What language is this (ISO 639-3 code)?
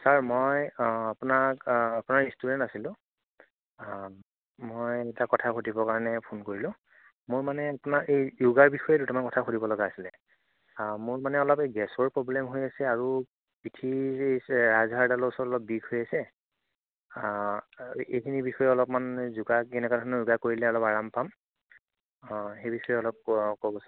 asm